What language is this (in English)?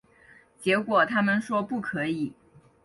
Chinese